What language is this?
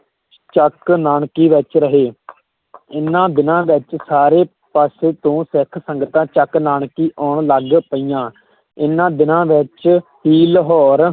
Punjabi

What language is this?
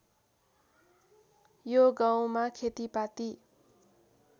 Nepali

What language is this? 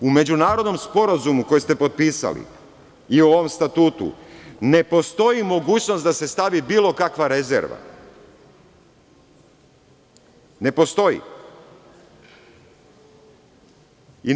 Serbian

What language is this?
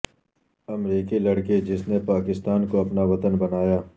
Urdu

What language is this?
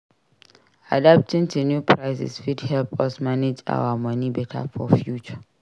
Nigerian Pidgin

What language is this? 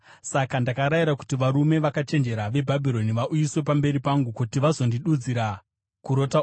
Shona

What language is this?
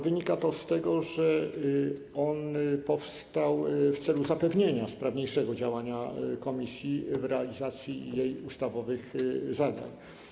Polish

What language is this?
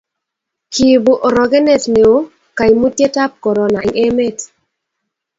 Kalenjin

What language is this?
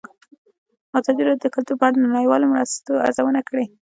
Pashto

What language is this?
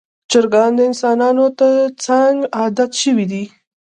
Pashto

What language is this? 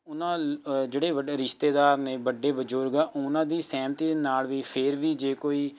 Punjabi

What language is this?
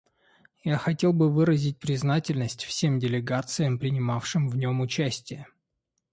Russian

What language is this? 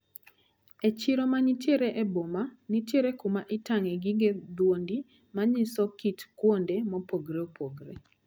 Luo (Kenya and Tanzania)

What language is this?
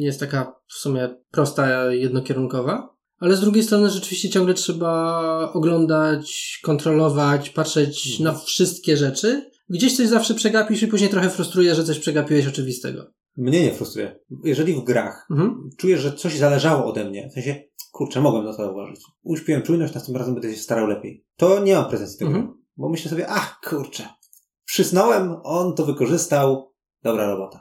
Polish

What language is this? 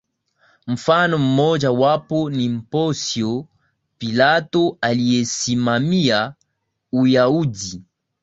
Swahili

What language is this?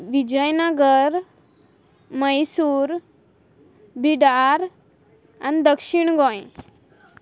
Konkani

